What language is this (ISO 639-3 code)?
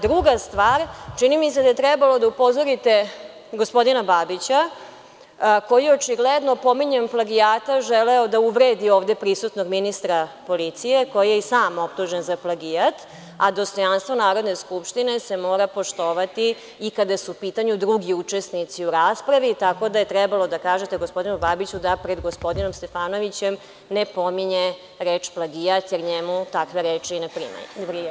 srp